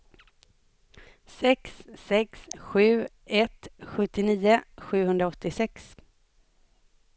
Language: Swedish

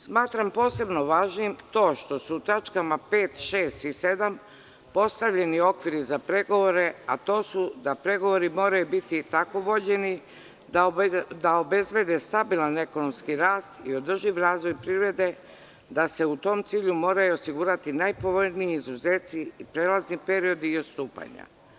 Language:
Serbian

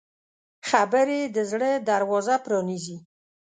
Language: Pashto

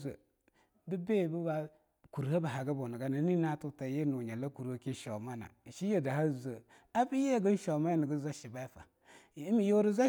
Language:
Longuda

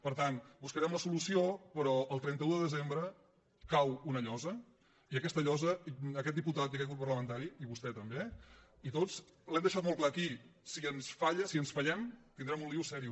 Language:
Catalan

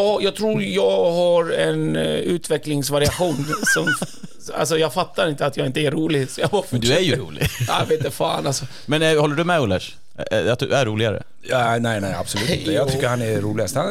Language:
Swedish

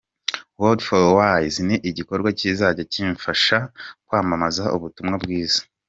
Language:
Kinyarwanda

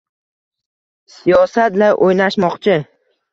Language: Uzbek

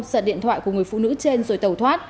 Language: Vietnamese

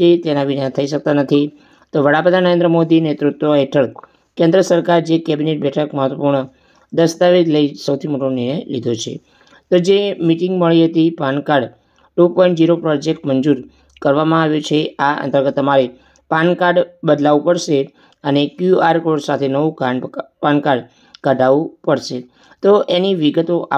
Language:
Gujarati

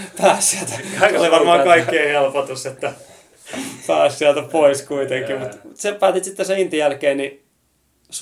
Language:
Finnish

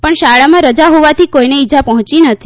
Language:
Gujarati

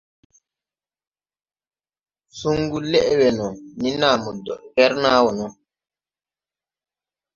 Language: Tupuri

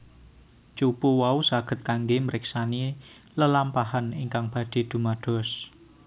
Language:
Javanese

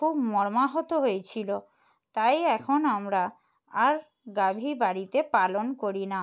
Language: Bangla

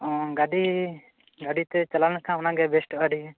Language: Santali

